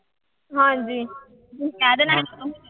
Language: Punjabi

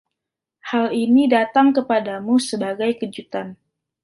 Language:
Indonesian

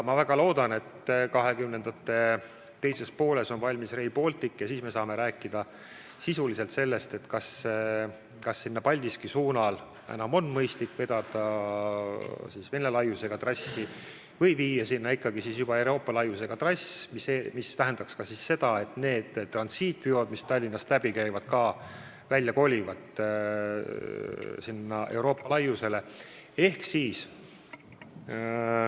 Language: Estonian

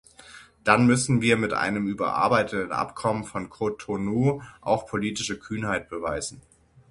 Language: German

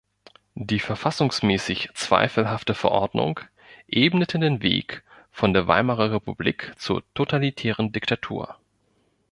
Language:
German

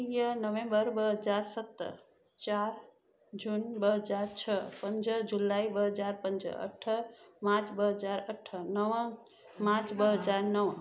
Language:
Sindhi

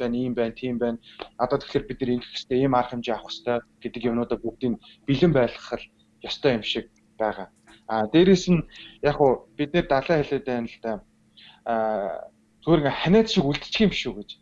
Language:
Turkish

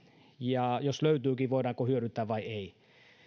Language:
Finnish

